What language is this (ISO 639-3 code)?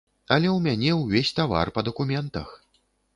bel